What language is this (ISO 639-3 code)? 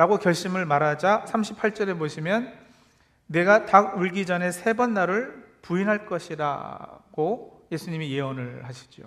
kor